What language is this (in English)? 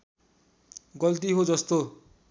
Nepali